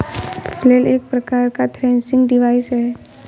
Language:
Hindi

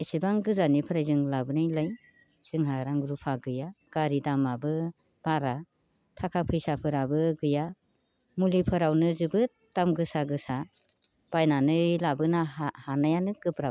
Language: Bodo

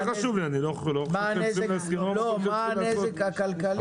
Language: Hebrew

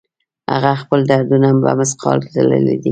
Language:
Pashto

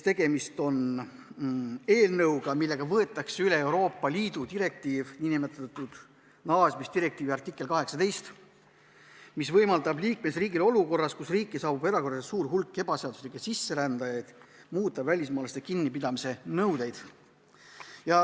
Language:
Estonian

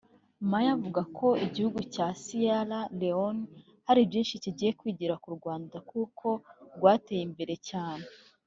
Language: Kinyarwanda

